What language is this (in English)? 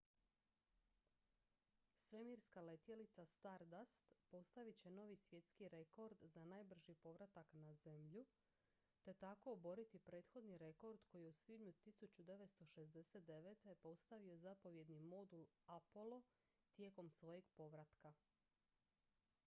Croatian